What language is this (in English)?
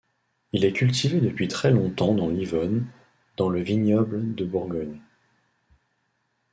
French